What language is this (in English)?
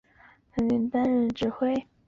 Chinese